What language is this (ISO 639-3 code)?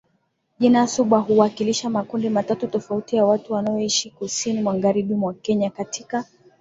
swa